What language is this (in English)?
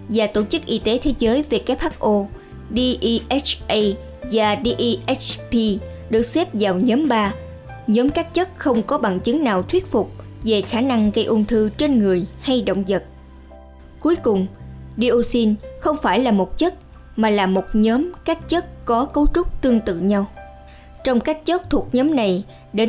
Vietnamese